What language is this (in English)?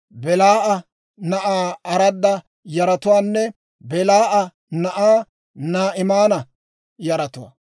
Dawro